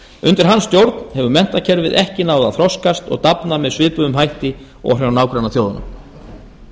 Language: Icelandic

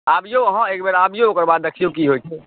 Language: Maithili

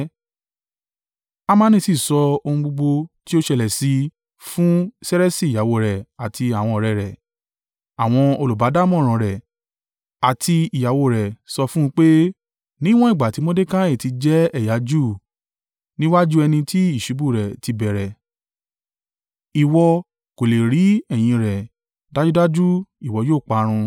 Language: Yoruba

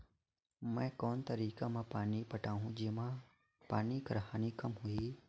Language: Chhattisgarhi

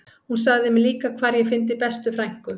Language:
Icelandic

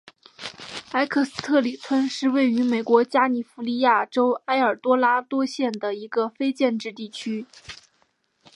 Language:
Chinese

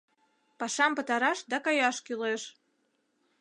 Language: Mari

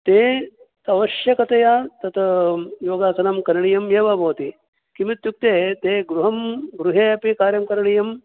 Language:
Sanskrit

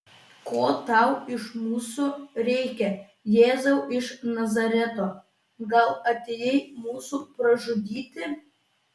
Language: Lithuanian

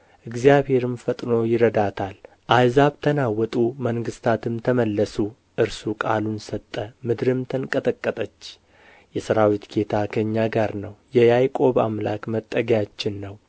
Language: Amharic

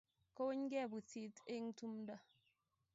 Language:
Kalenjin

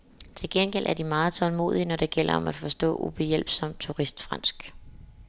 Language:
Danish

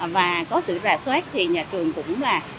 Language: Vietnamese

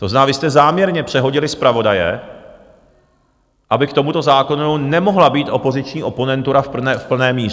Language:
Czech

